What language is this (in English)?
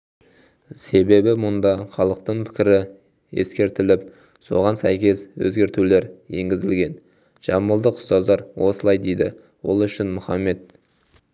Kazakh